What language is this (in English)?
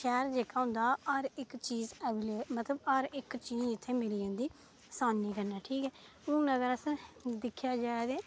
Dogri